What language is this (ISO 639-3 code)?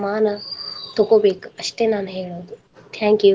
kan